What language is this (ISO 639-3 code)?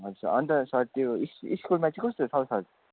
nep